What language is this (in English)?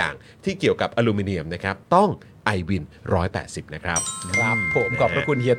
Thai